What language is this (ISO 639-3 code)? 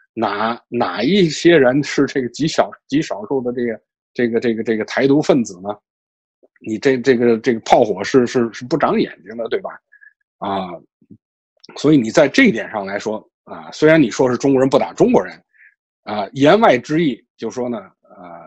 zho